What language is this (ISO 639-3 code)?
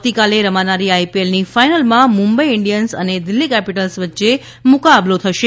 guj